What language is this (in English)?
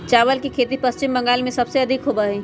Magahi